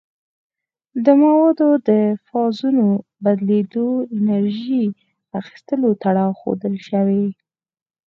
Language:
Pashto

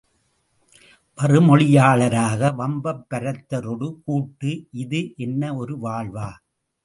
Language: Tamil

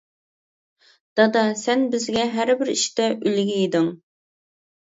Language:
Uyghur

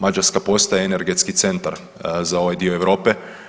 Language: Croatian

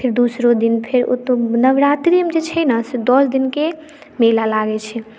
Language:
Maithili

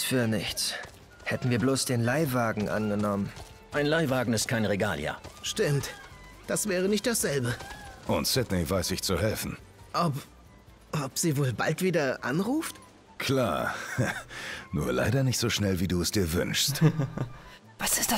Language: German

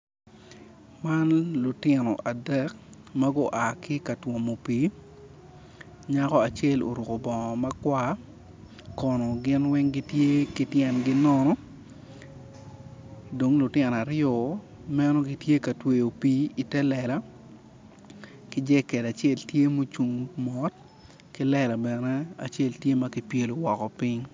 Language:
Acoli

